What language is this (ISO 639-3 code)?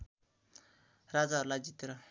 nep